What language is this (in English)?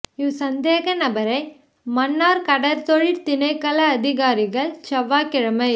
Tamil